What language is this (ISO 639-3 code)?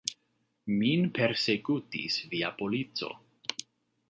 epo